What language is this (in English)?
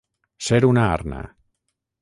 Catalan